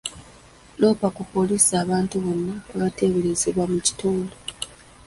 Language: Ganda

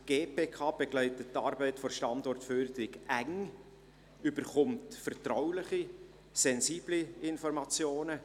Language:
Swiss German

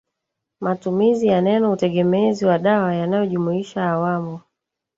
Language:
Swahili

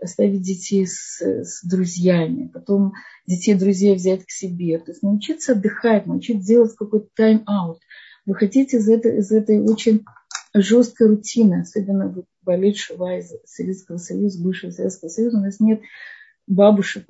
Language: Russian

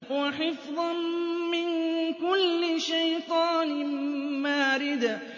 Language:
Arabic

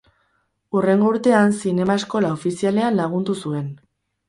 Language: Basque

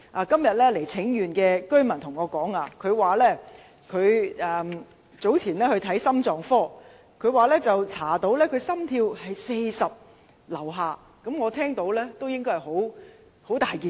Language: Cantonese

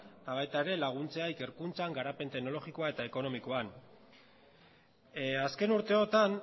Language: Basque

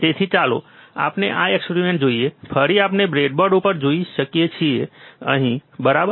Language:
Gujarati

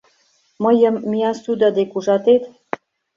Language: Mari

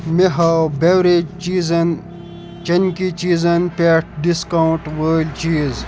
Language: Kashmiri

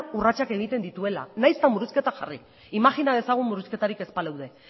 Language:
Basque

